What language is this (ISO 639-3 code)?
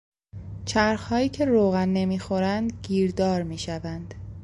fas